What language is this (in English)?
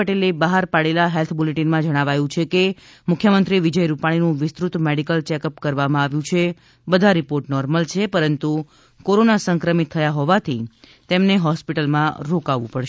Gujarati